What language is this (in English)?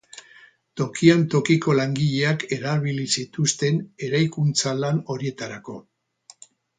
Basque